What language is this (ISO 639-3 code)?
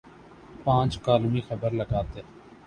urd